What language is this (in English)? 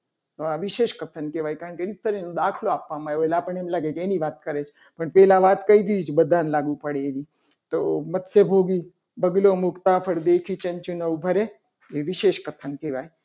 Gujarati